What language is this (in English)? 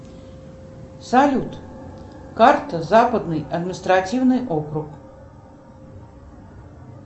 Russian